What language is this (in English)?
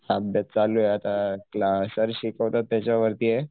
Marathi